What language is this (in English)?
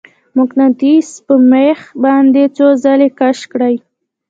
Pashto